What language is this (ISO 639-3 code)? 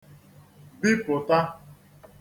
ibo